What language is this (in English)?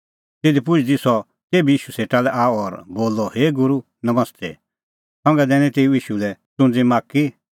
Kullu Pahari